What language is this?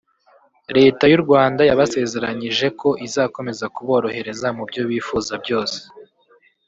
Kinyarwanda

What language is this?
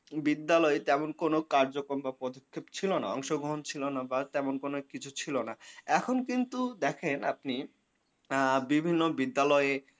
Bangla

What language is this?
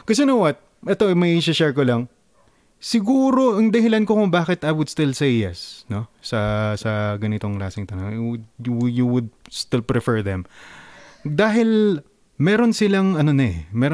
Filipino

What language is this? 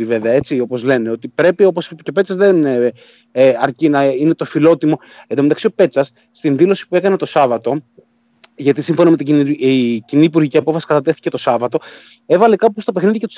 Greek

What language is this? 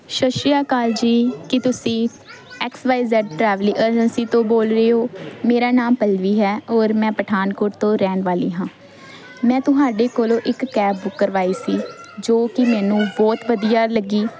Punjabi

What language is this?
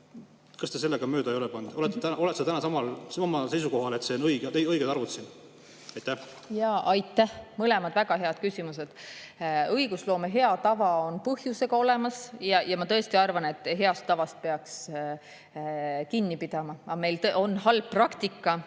Estonian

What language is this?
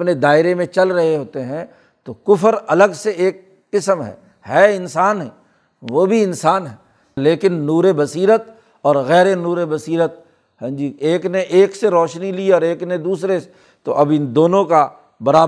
Urdu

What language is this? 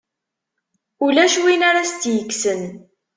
Kabyle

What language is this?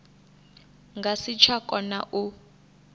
Venda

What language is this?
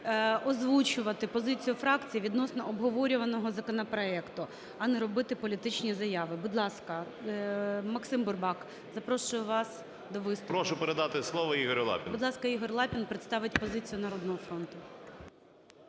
Ukrainian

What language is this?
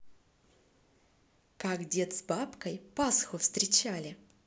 Russian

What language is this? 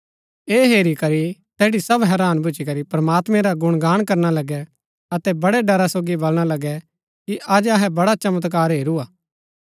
Gaddi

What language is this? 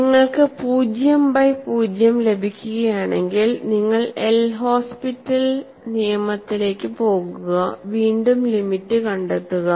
Malayalam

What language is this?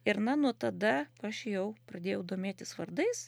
Lithuanian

